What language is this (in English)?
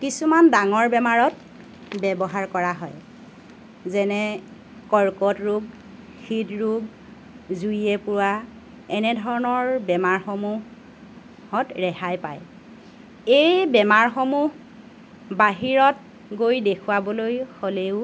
Assamese